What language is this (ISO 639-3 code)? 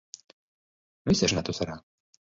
eus